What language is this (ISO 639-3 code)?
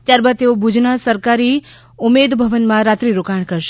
guj